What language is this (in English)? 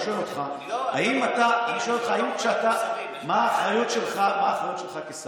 Hebrew